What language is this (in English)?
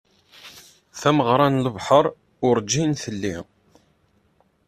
Kabyle